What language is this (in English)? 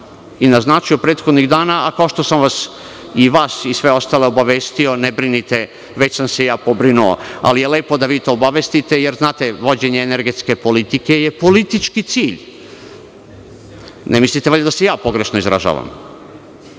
Serbian